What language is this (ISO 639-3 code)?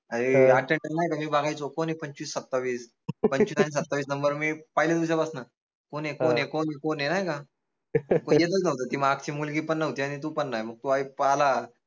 mar